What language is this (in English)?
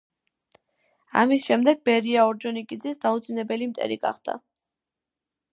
Georgian